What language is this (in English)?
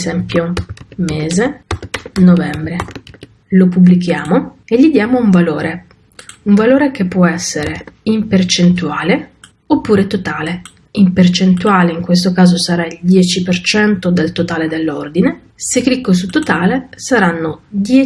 Italian